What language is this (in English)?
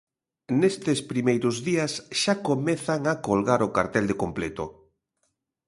Galician